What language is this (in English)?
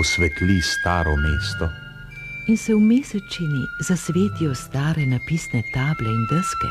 Romanian